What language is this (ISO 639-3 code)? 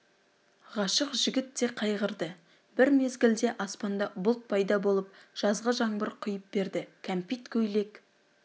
kaz